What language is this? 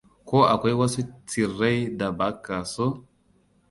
Hausa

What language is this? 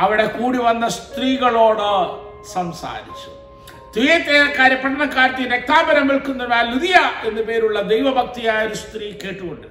Malayalam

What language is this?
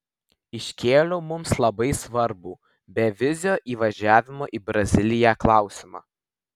Lithuanian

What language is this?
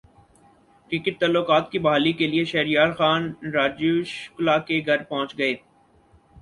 Urdu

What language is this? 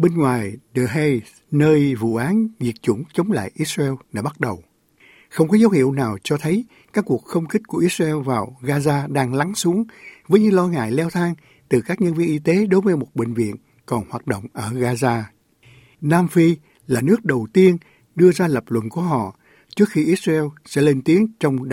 Vietnamese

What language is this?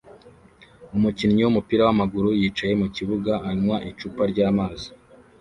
Kinyarwanda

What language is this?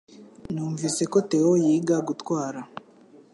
Kinyarwanda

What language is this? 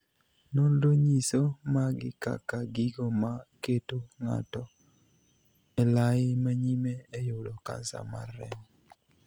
Luo (Kenya and Tanzania)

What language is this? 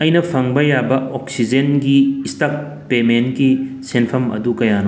Manipuri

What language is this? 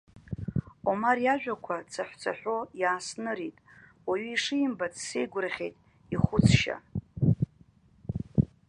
Abkhazian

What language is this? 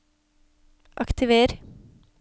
Norwegian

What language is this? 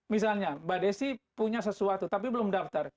Indonesian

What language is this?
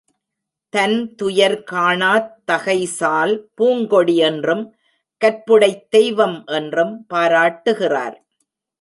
Tamil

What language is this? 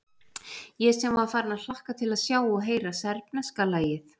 Icelandic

